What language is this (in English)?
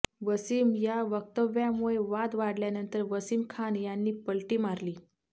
Marathi